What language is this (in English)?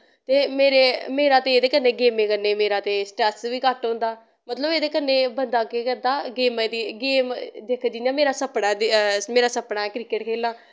Dogri